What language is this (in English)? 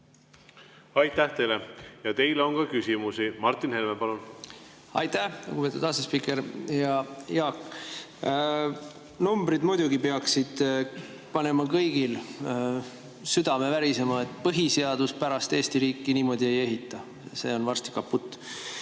Estonian